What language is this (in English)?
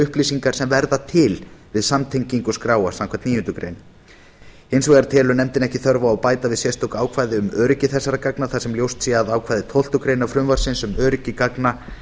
Icelandic